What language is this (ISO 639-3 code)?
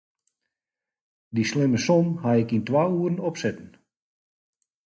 fry